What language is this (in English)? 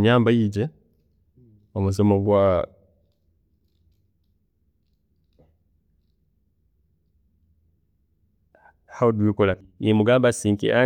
Tooro